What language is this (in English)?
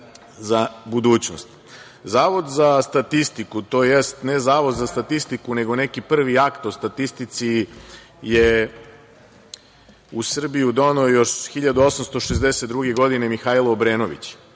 Serbian